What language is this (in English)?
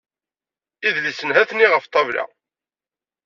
Kabyle